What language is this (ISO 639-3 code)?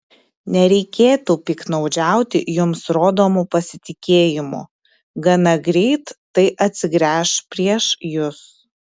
lit